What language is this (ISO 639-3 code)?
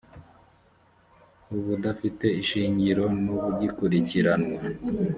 kin